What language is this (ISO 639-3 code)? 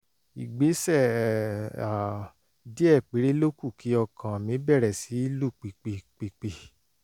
yor